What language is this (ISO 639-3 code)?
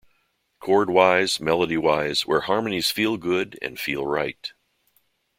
eng